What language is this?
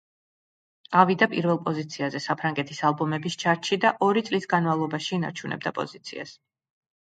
Georgian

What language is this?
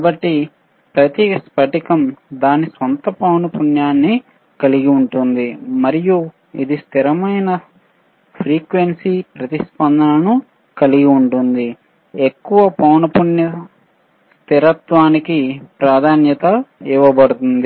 Telugu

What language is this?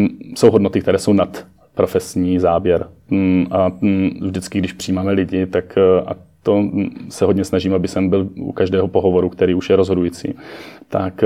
Czech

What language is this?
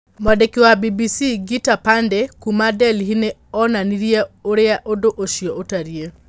Kikuyu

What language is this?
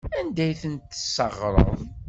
Kabyle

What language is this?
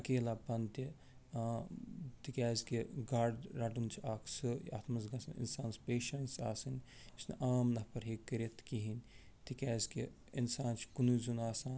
Kashmiri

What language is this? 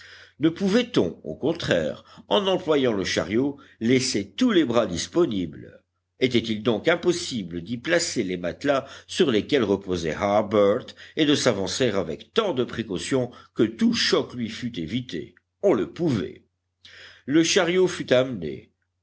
French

